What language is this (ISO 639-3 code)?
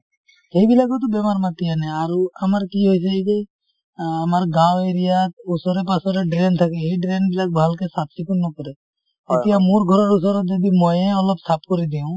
asm